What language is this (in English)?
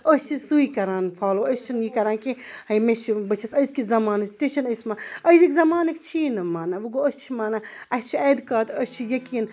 Kashmiri